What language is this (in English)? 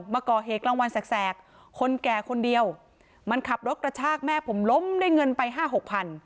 Thai